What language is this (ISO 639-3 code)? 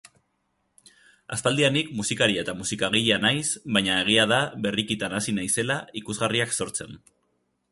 eus